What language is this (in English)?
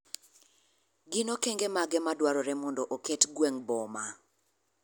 Luo (Kenya and Tanzania)